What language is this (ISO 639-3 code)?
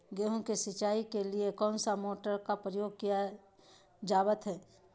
mag